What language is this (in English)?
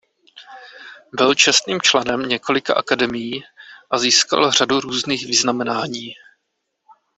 Czech